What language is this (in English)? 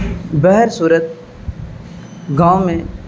Urdu